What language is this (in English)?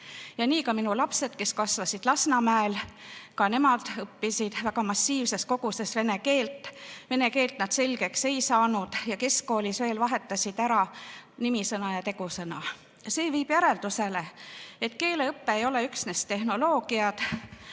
Estonian